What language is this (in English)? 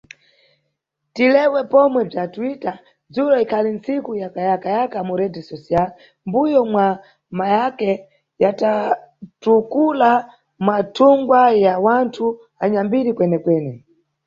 Nyungwe